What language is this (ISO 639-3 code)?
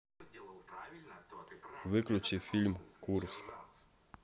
rus